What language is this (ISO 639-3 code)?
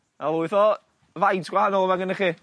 cym